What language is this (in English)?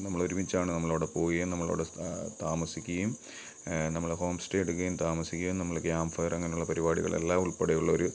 Malayalam